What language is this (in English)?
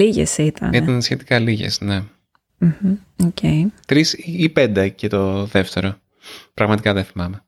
Greek